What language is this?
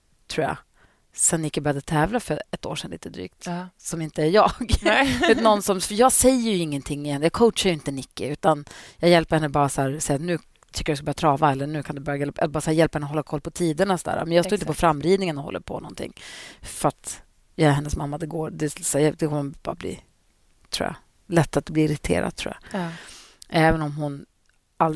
Swedish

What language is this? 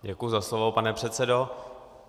Czech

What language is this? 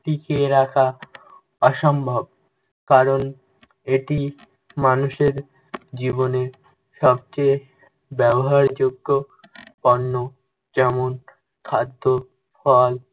Bangla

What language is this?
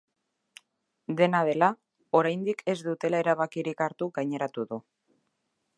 Basque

